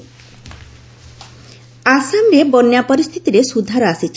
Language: Odia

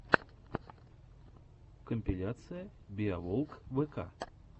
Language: Russian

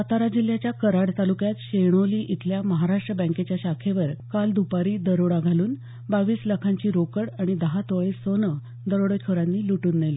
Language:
Marathi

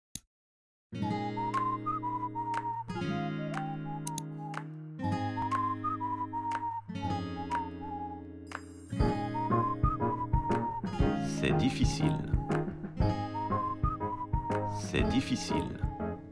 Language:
French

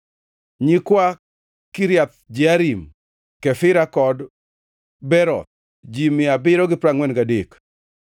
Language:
Luo (Kenya and Tanzania)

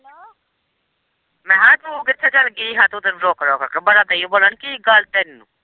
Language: Punjabi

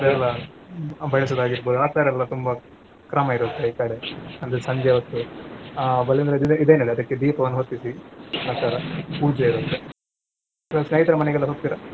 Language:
Kannada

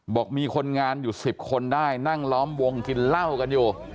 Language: Thai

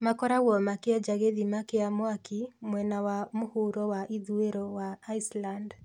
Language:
Kikuyu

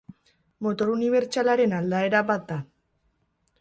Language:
Basque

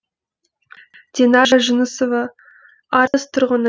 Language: Kazakh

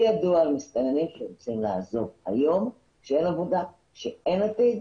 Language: Hebrew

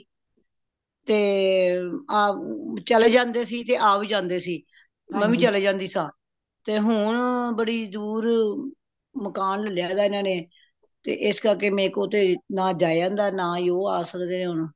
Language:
Punjabi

